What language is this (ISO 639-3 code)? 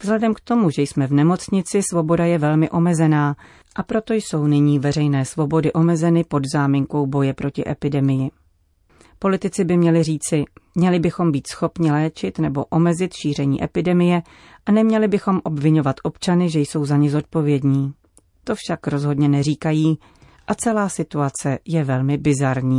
ces